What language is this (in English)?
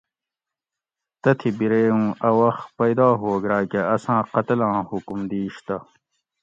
Gawri